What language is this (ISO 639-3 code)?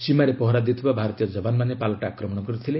ori